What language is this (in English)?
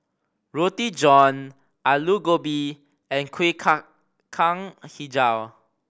English